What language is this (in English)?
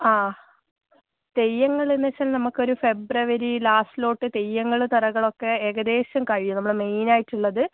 Malayalam